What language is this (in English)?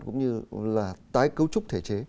Vietnamese